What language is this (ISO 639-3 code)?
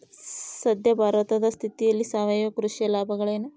kan